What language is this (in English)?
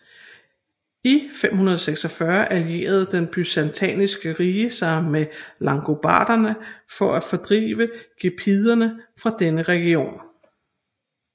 Danish